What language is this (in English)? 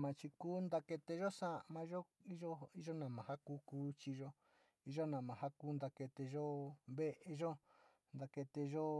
Sinicahua Mixtec